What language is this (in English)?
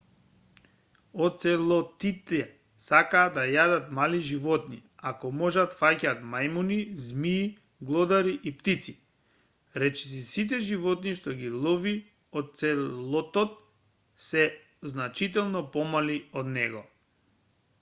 Macedonian